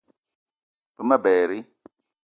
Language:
Eton (Cameroon)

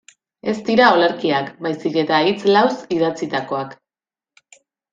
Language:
Basque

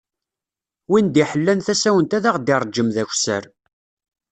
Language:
Kabyle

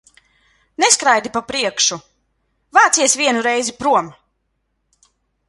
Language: Latvian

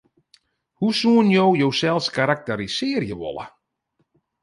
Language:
Western Frisian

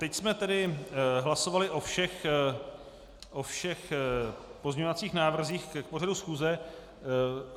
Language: Czech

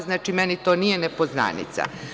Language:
Serbian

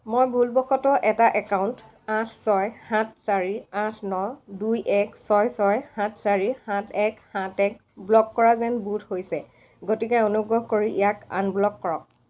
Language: Assamese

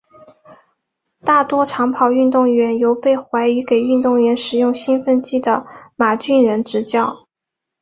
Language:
Chinese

